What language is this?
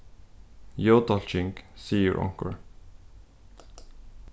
Faroese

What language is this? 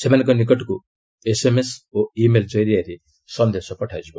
Odia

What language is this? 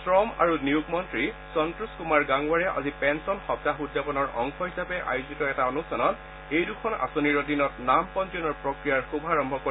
Assamese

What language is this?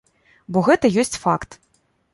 Belarusian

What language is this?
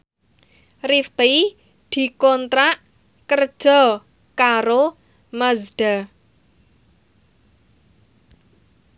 Javanese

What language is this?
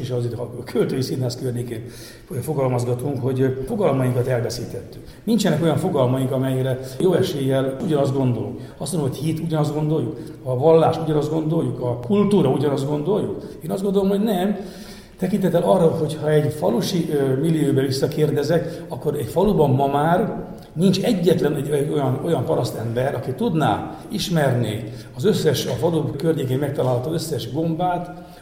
Hungarian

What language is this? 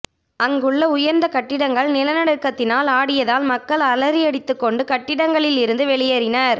Tamil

